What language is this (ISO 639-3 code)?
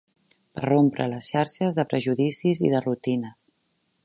cat